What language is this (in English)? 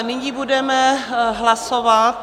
Czech